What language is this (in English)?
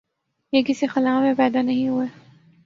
Urdu